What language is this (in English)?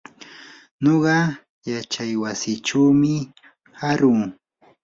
Yanahuanca Pasco Quechua